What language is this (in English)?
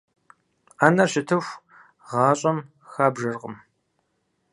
Kabardian